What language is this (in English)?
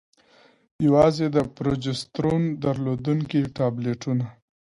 Pashto